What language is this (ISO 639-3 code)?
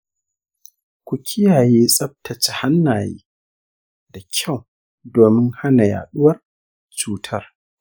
hau